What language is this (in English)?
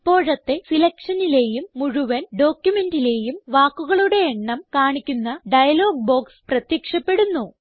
Malayalam